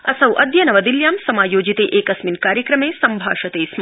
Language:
Sanskrit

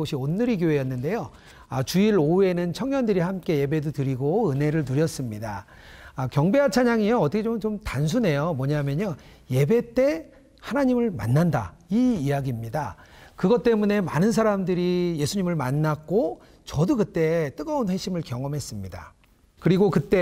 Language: Korean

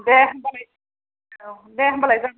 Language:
Bodo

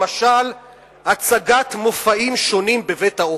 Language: Hebrew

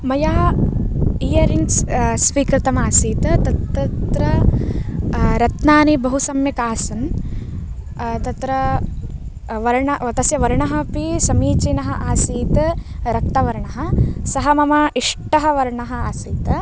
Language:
Sanskrit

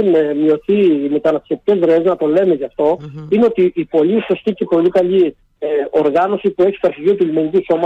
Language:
Greek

